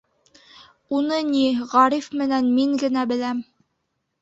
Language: Bashkir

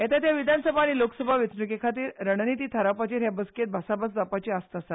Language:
Konkani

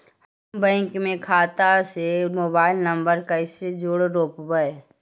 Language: Magahi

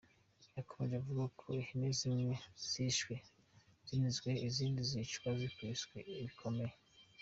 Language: Kinyarwanda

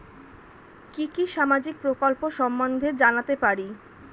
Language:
Bangla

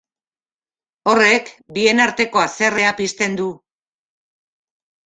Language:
Basque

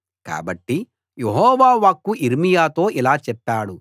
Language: Telugu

